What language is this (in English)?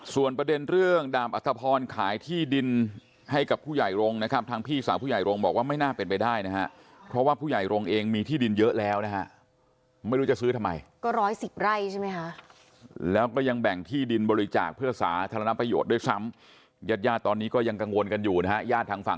Thai